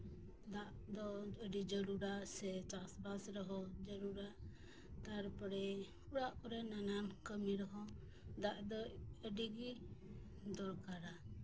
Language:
Santali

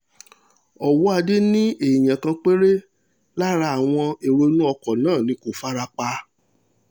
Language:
Yoruba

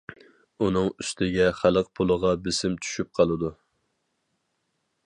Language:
Uyghur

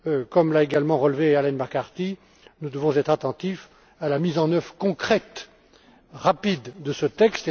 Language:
French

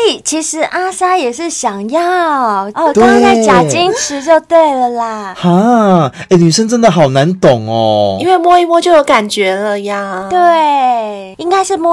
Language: Chinese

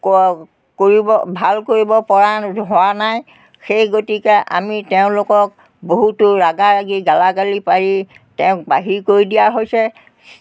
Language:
Assamese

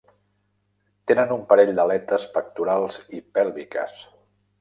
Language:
Catalan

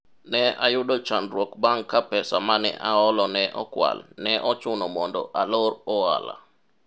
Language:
Luo (Kenya and Tanzania)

